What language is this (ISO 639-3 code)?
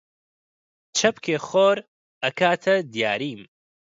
ckb